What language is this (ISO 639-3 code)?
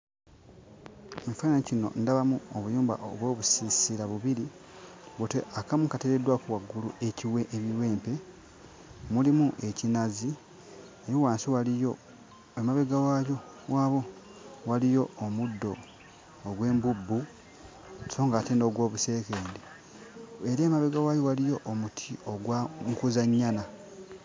lug